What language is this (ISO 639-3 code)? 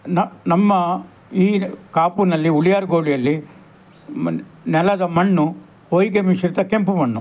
kan